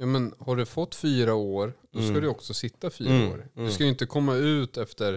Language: Swedish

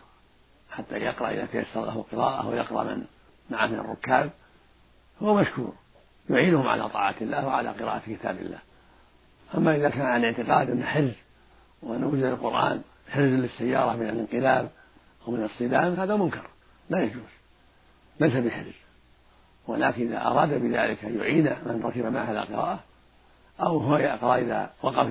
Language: Arabic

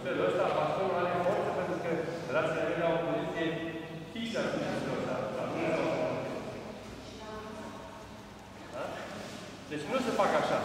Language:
Romanian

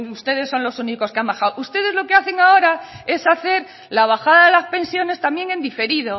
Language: Spanish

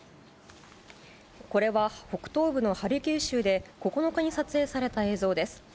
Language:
Japanese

